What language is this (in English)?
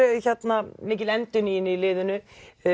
Icelandic